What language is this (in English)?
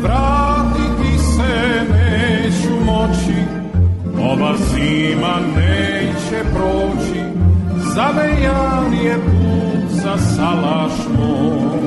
Croatian